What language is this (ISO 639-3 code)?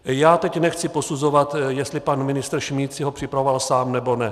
ces